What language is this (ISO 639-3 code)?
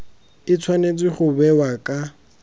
tsn